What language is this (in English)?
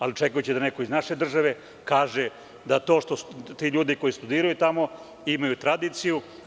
Serbian